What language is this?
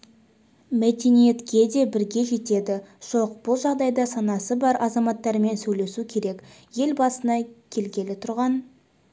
Kazakh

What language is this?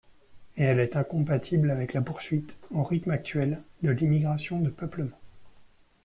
French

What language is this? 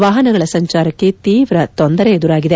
Kannada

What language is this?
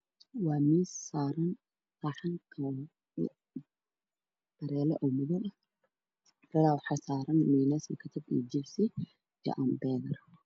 Somali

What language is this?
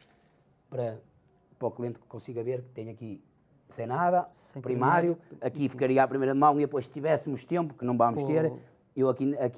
Portuguese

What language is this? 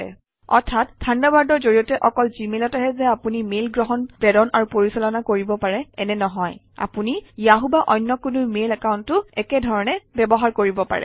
Assamese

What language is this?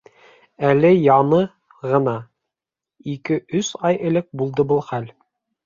Bashkir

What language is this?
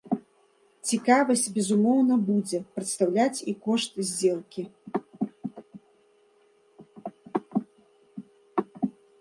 Belarusian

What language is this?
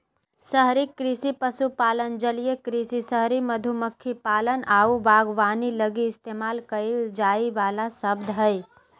Magahi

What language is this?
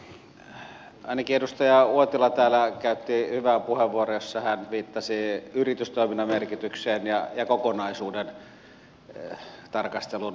Finnish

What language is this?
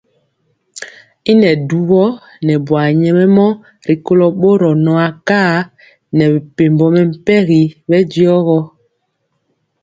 Mpiemo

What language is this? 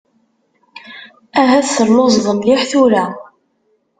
Kabyle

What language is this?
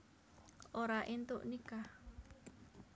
Javanese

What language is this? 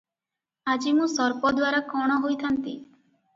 Odia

